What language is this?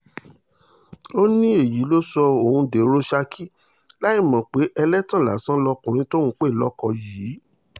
Yoruba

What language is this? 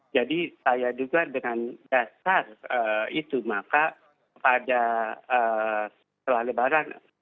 Indonesian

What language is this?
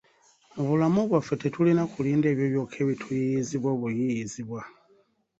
Ganda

